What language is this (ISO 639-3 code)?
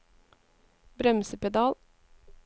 nor